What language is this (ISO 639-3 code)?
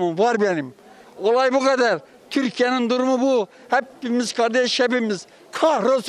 tur